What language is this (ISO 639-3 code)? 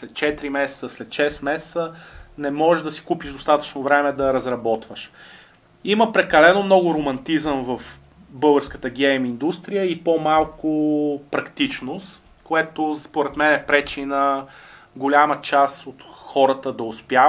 bul